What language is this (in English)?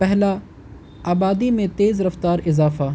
Urdu